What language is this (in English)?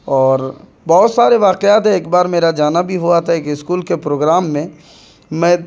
Urdu